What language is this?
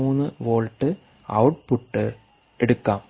Malayalam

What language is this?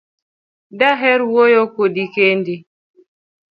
Luo (Kenya and Tanzania)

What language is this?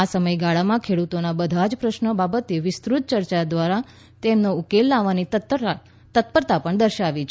Gujarati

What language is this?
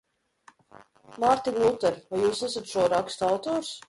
Latvian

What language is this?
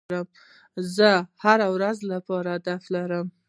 Pashto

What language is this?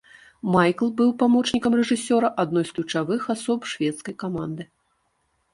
Belarusian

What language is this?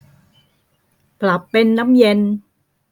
Thai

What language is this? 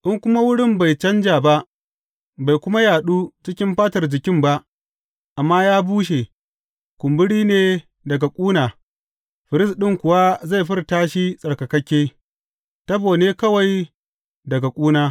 Hausa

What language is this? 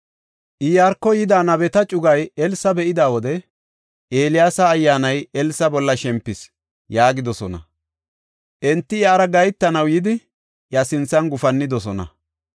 Gofa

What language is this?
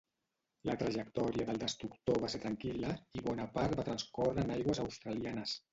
Catalan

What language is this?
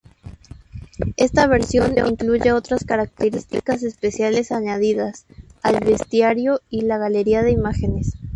Spanish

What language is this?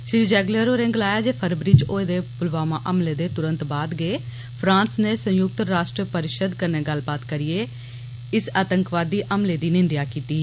Dogri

